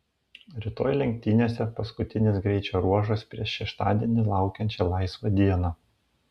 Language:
Lithuanian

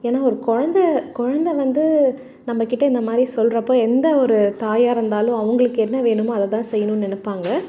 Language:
Tamil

